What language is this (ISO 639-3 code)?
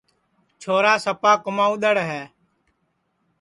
ssi